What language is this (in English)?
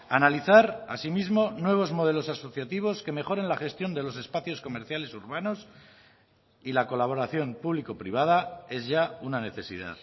Spanish